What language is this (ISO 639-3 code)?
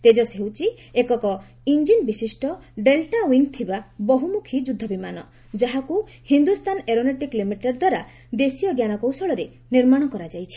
ori